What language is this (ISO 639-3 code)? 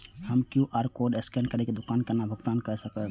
mai